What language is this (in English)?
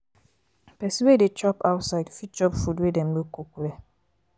Nigerian Pidgin